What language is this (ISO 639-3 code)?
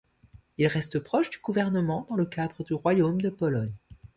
fra